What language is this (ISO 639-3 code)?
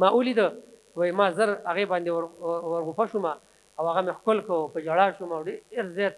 ara